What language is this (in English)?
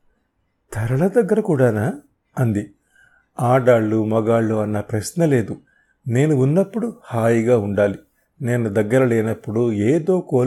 Telugu